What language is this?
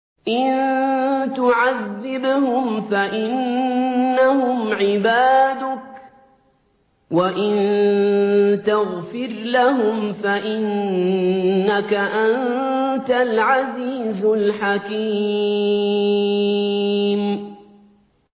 Arabic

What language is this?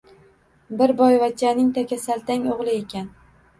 Uzbek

